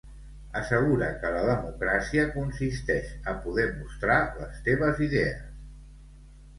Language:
Catalan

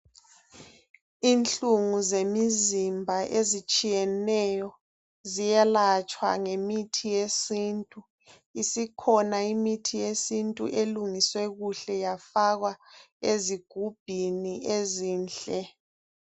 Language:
North Ndebele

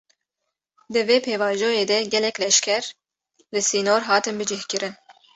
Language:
Kurdish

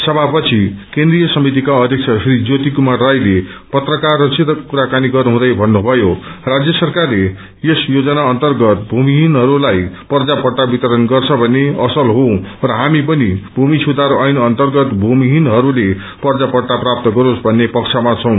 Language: Nepali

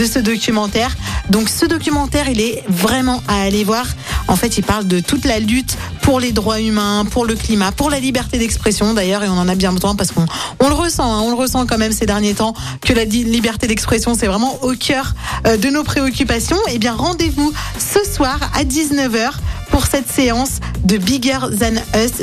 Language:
French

